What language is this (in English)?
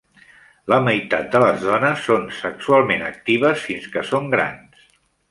Catalan